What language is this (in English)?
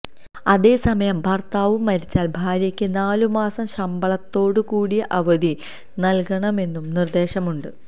Malayalam